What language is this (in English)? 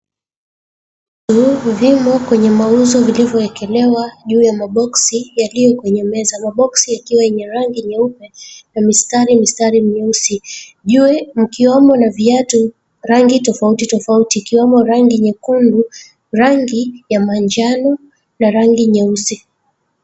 Swahili